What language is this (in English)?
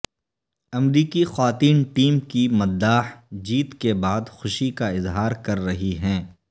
Urdu